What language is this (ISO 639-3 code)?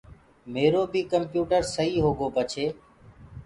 ggg